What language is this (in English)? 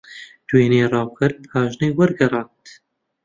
Central Kurdish